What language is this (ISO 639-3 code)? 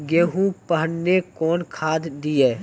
mai